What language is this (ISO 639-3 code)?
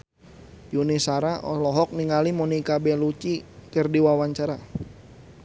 sun